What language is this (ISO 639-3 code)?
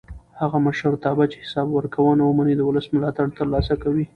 pus